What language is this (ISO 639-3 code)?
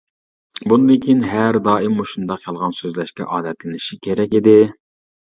uig